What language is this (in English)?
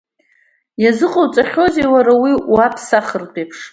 Abkhazian